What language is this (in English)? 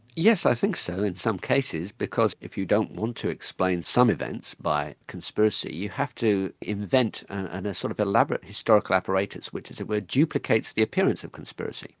English